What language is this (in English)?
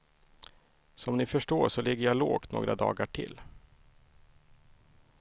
Swedish